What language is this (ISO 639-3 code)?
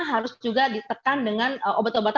ind